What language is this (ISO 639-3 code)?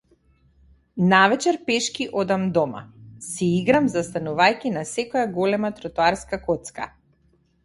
mkd